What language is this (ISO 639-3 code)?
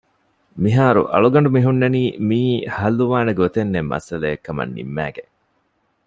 div